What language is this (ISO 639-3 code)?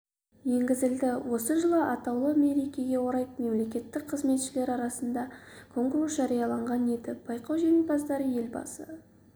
kaz